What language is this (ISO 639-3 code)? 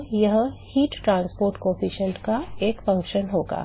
hin